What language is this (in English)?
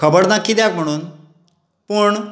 Konkani